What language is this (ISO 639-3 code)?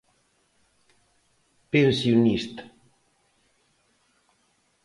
glg